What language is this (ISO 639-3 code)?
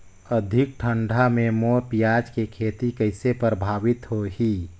hne